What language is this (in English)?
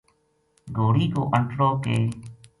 Gujari